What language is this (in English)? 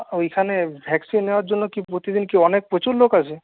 Bangla